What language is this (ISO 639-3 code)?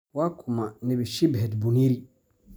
som